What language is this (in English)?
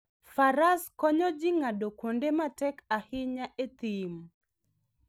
Luo (Kenya and Tanzania)